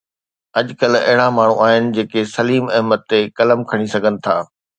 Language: Sindhi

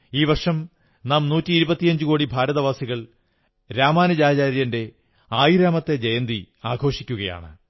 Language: Malayalam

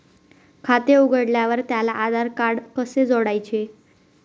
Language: Marathi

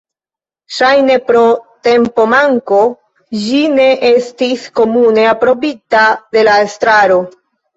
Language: Esperanto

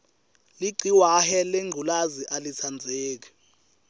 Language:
Swati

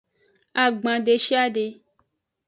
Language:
Aja (Benin)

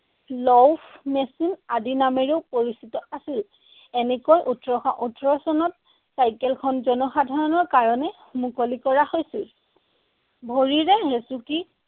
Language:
Assamese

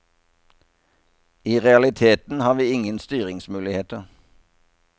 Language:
Norwegian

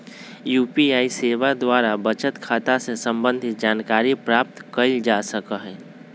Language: Magahi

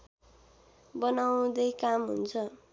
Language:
Nepali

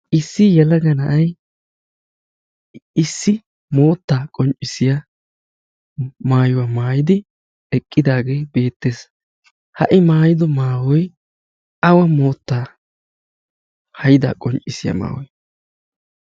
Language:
Wolaytta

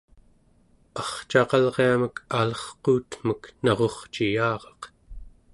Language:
Central Yupik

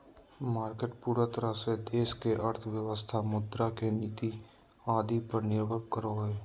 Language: Magahi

